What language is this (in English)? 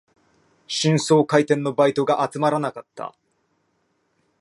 Japanese